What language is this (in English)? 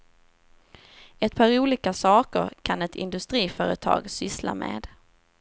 Swedish